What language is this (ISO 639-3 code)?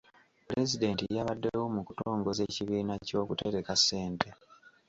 lug